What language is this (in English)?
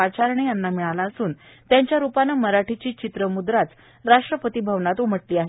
Marathi